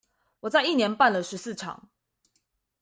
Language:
Chinese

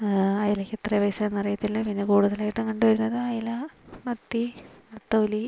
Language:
Malayalam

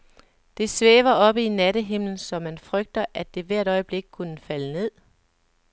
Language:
Danish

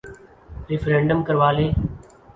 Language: Urdu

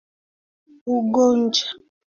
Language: Swahili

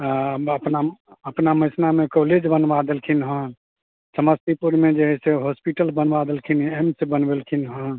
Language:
Maithili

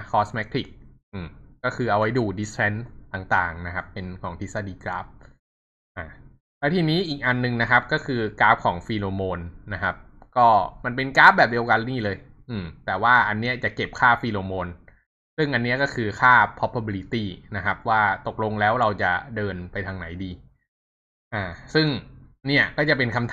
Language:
Thai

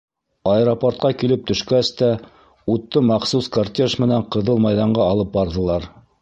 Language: Bashkir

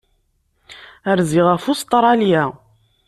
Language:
Kabyle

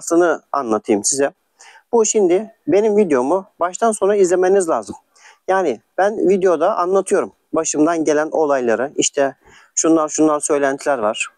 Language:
Turkish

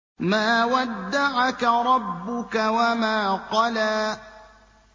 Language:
Arabic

